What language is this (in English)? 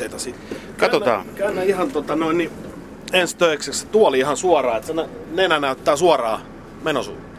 Finnish